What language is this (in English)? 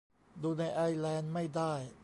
Thai